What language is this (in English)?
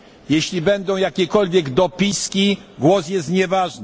Polish